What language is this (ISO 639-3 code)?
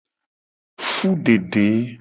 gej